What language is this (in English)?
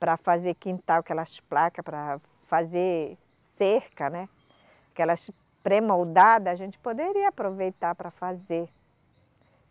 Portuguese